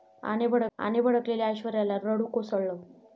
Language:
Marathi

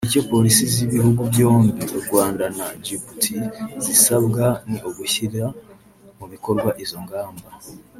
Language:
Kinyarwanda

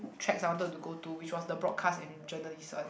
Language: English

